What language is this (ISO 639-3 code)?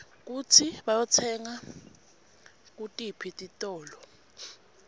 ssw